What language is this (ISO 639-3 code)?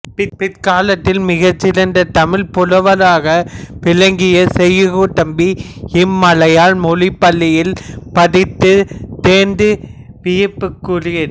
tam